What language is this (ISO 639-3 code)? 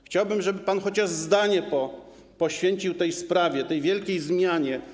pol